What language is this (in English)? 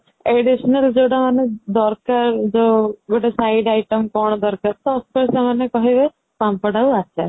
Odia